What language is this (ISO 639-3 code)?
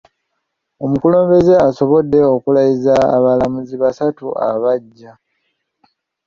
lug